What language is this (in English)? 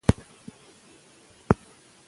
Pashto